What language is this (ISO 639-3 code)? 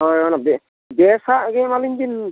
sat